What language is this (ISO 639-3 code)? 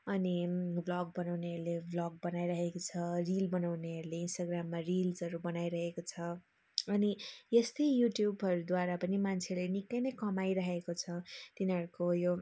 nep